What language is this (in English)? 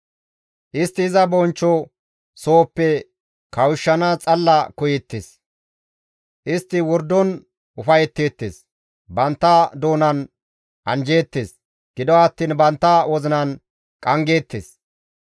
Gamo